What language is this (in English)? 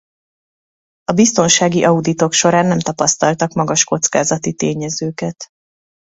Hungarian